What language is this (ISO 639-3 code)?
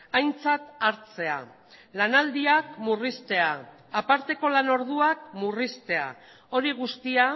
eus